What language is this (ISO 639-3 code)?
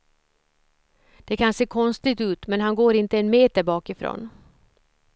swe